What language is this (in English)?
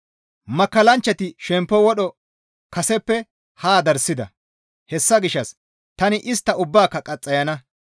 Gamo